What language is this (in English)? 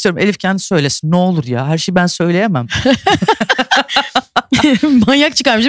Turkish